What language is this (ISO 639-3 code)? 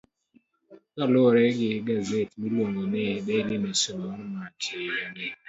luo